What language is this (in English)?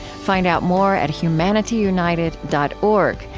English